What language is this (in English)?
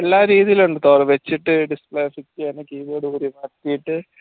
Malayalam